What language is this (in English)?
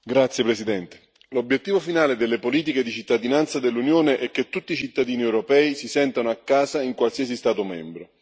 Italian